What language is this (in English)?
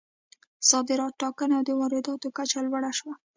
Pashto